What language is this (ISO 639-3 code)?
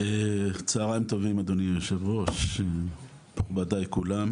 heb